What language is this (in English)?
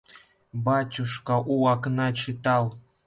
Russian